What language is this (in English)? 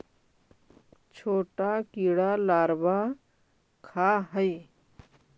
Magahi